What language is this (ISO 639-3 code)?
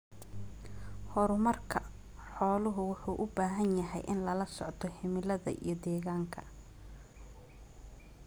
som